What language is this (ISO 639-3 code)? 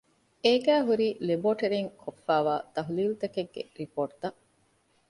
div